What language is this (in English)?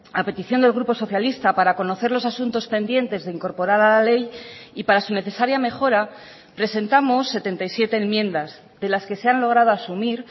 Spanish